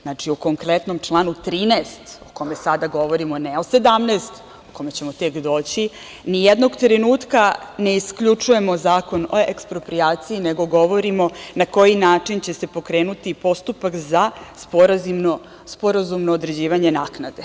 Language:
Serbian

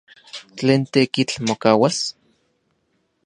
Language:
Central Puebla Nahuatl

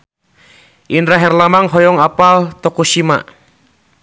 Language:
Sundanese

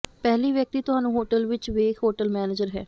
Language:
Punjabi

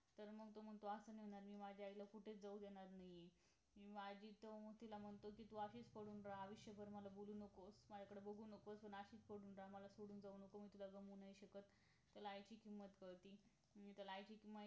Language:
Marathi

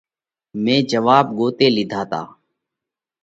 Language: Parkari Koli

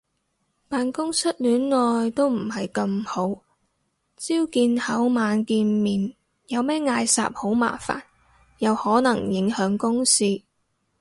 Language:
Cantonese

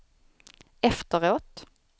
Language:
Swedish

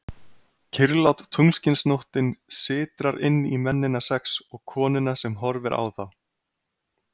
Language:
Icelandic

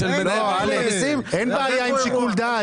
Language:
Hebrew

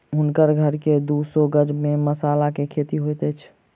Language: Maithili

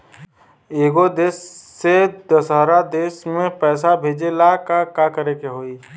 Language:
Bhojpuri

